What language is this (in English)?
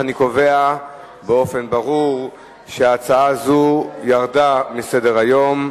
Hebrew